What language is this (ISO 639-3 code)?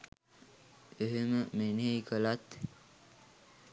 sin